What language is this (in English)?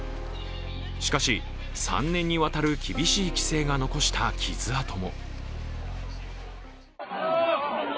Japanese